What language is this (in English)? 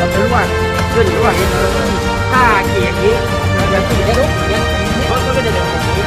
Thai